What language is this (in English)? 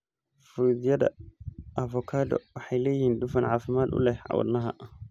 Somali